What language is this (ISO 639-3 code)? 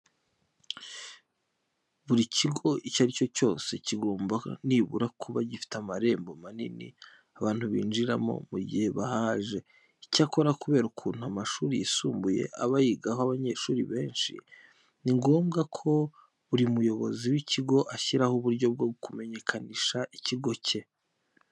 kin